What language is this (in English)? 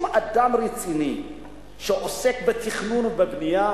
Hebrew